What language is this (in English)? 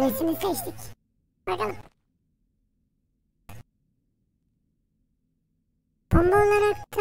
Turkish